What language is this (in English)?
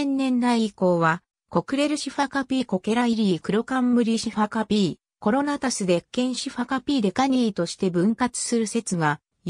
Japanese